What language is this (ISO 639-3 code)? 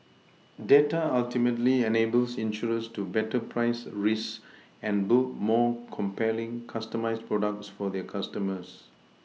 eng